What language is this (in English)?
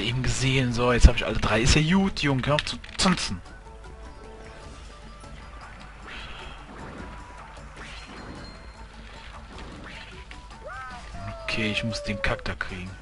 German